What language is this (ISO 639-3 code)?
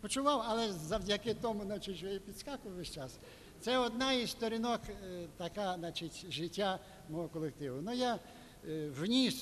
ukr